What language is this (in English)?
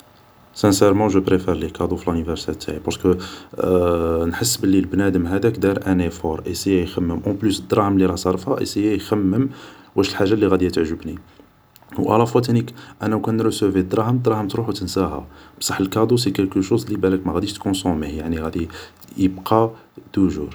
Algerian Arabic